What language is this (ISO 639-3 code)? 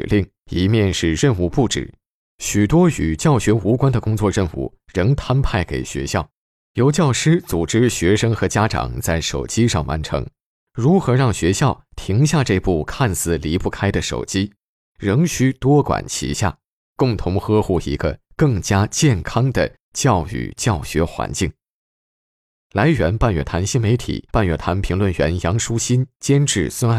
zho